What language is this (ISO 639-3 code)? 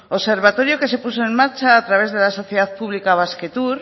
spa